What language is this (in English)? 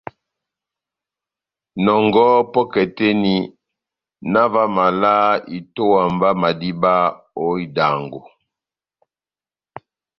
Batanga